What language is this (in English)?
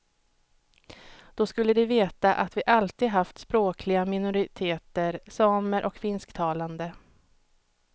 Swedish